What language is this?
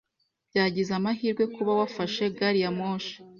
Kinyarwanda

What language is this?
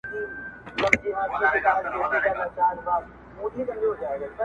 Pashto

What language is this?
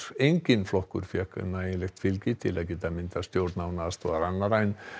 Icelandic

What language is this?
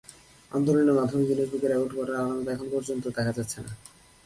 Bangla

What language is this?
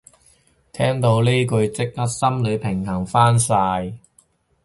Cantonese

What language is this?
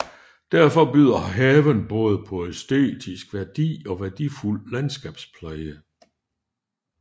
Danish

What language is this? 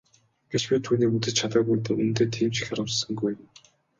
Mongolian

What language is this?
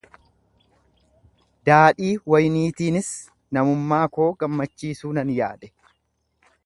Oromo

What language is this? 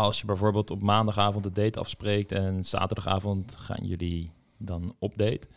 Dutch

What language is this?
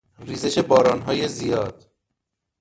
Persian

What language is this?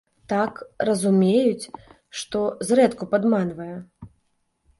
Belarusian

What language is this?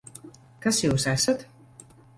Latvian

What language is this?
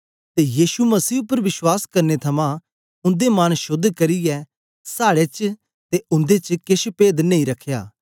Dogri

